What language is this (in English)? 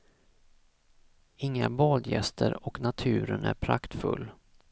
Swedish